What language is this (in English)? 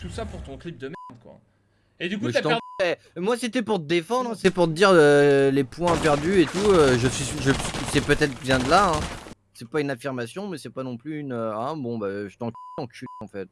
French